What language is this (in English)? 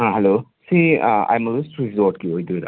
Manipuri